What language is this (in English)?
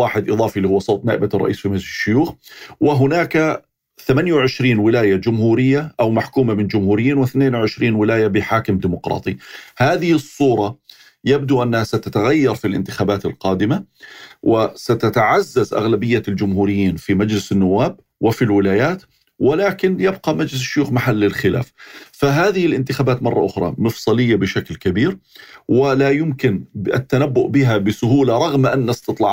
Arabic